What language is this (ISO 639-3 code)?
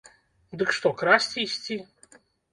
bel